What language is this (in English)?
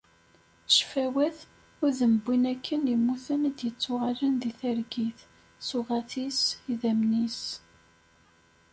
Kabyle